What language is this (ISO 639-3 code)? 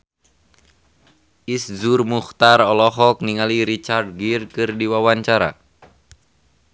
sun